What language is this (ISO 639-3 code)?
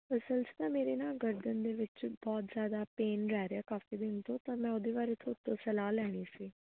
pan